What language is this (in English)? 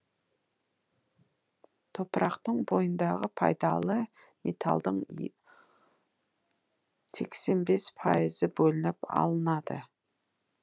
Kazakh